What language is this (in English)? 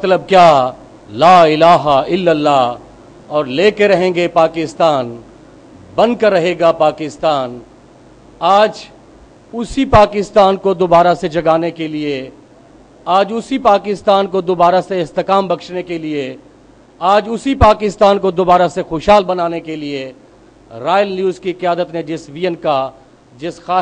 Hindi